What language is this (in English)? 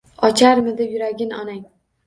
Uzbek